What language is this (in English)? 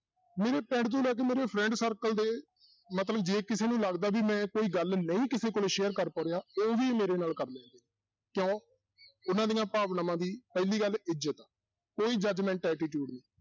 Punjabi